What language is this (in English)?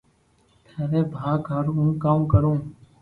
Loarki